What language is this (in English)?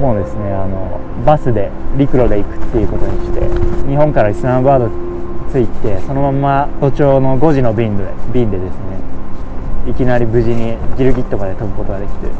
Japanese